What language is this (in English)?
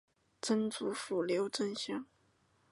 Chinese